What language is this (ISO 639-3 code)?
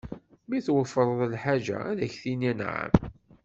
kab